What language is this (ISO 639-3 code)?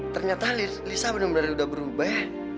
ind